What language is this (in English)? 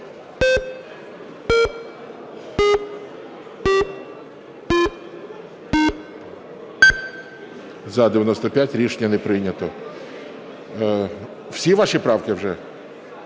Ukrainian